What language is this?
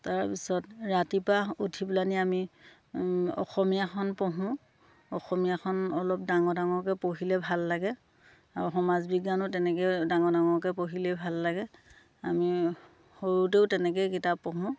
Assamese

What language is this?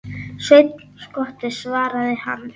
Icelandic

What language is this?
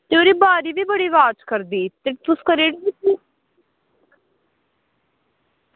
Dogri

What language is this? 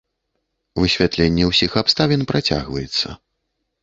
Belarusian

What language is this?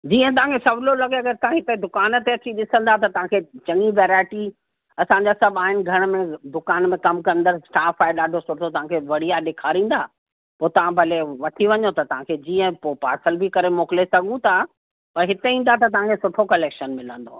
Sindhi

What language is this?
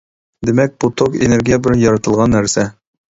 Uyghur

